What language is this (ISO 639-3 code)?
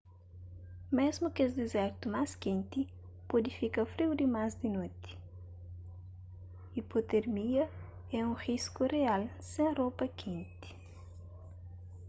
kea